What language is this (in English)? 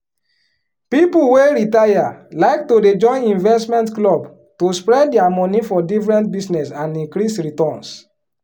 Nigerian Pidgin